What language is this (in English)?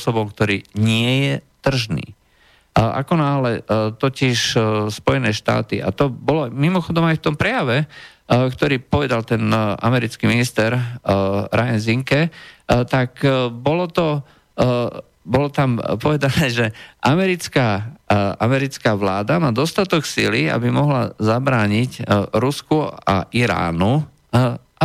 Slovak